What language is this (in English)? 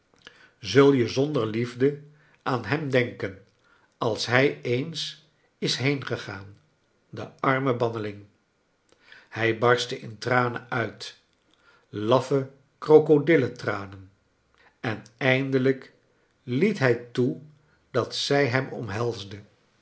Dutch